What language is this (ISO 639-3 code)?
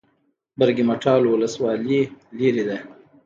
pus